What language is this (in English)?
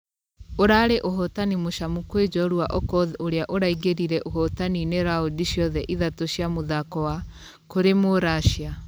Kikuyu